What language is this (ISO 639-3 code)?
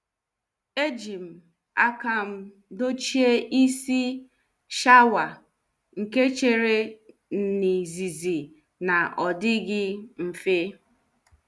ibo